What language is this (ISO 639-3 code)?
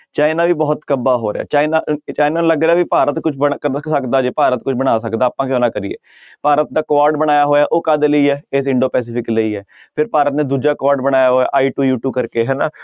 pan